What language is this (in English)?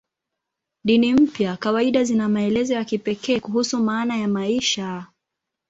Swahili